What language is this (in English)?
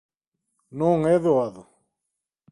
Galician